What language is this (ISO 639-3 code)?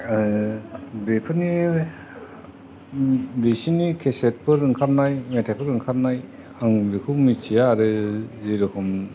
brx